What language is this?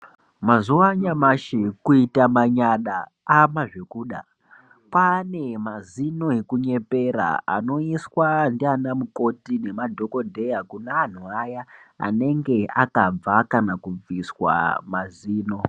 Ndau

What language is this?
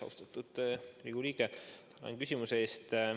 Estonian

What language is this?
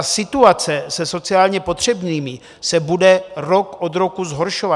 Czech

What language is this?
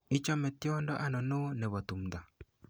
Kalenjin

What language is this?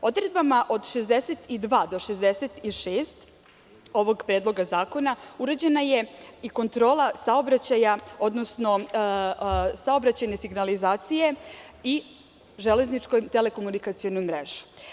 Serbian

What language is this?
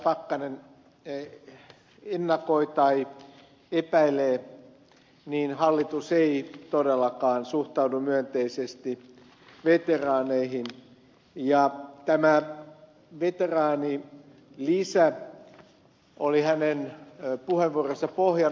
Finnish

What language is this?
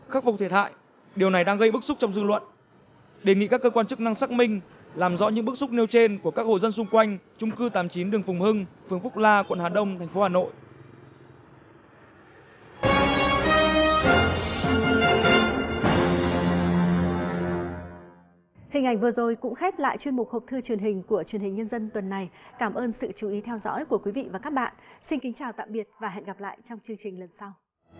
Vietnamese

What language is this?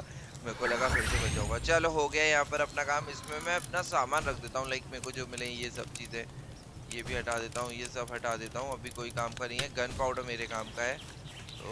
Hindi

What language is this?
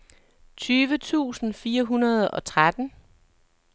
Danish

